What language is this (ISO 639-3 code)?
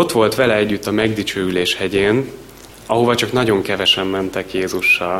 hun